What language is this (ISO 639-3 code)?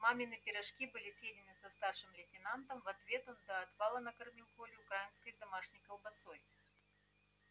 rus